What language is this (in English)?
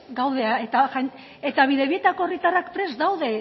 Basque